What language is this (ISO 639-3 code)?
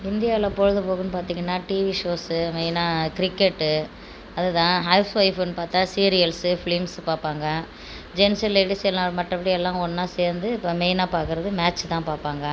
tam